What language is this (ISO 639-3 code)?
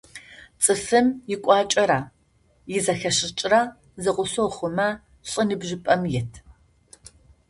ady